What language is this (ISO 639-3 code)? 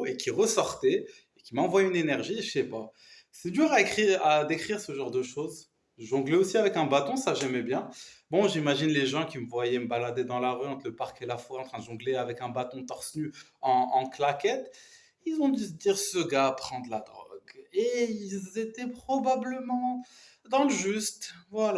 fra